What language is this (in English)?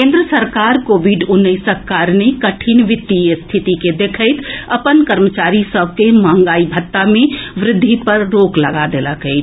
Maithili